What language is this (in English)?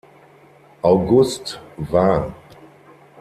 German